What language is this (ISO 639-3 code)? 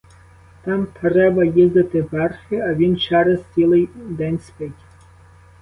ukr